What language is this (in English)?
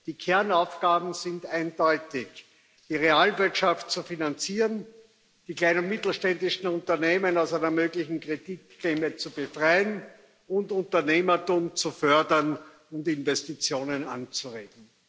German